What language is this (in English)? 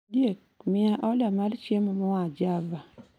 Luo (Kenya and Tanzania)